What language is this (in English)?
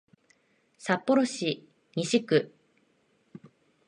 Japanese